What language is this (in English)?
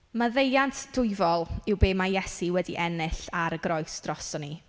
Welsh